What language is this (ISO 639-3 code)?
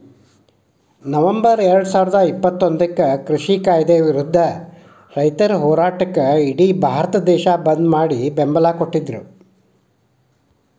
kan